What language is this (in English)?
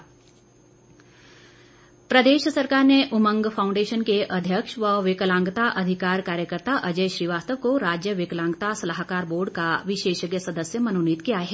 Hindi